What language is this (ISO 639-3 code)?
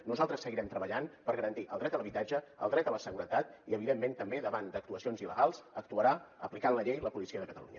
cat